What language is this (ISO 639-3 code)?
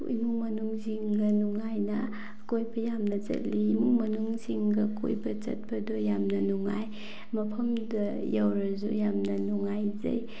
mni